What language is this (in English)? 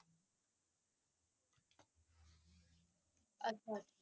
Punjabi